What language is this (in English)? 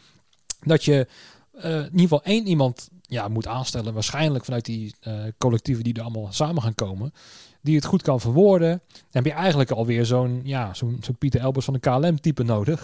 Dutch